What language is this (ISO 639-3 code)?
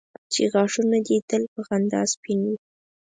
pus